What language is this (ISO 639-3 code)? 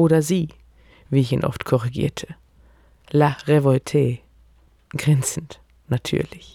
deu